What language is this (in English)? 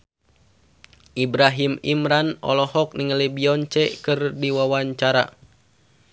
Sundanese